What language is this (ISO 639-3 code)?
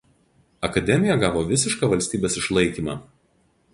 lit